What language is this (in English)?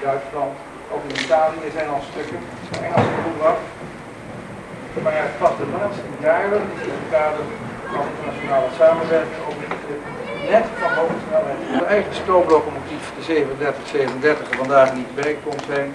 Dutch